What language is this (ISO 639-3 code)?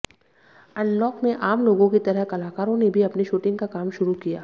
hin